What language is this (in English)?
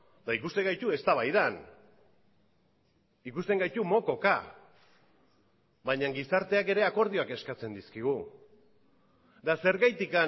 Basque